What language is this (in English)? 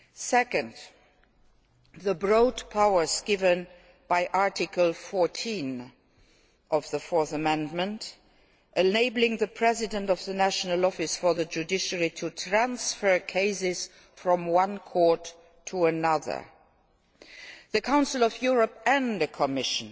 English